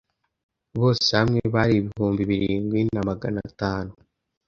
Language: Kinyarwanda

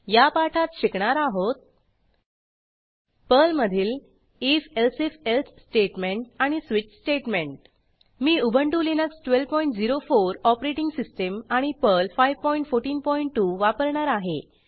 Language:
Marathi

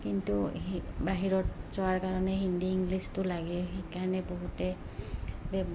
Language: Assamese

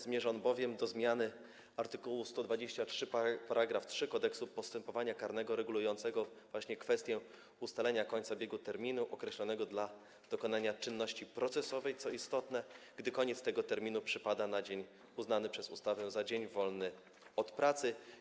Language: Polish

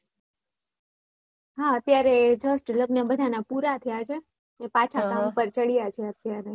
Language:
Gujarati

